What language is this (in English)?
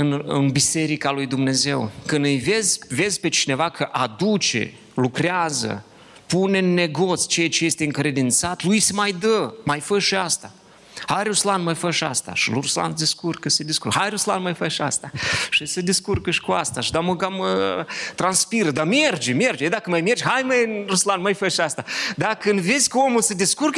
Romanian